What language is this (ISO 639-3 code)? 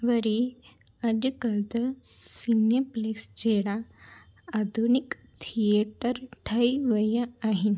snd